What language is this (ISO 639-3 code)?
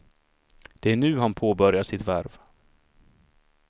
swe